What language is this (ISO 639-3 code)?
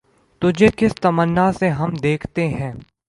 urd